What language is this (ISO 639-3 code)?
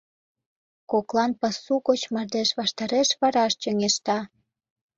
chm